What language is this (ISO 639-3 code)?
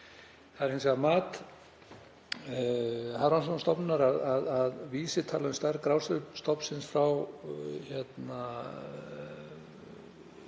isl